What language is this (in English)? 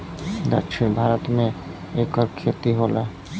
Bhojpuri